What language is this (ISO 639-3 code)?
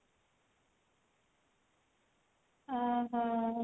ori